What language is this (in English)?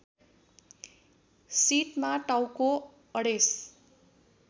Nepali